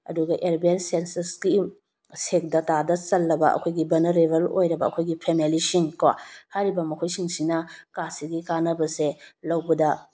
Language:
Manipuri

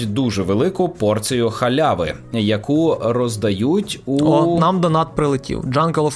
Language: Ukrainian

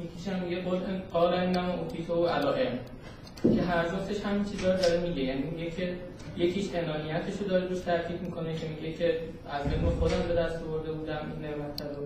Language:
Persian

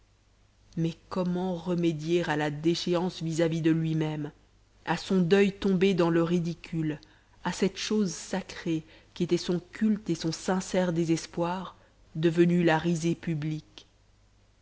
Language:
French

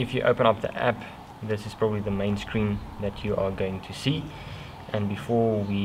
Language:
English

